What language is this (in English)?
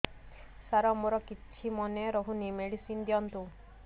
Odia